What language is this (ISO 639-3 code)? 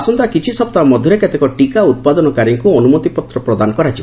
ori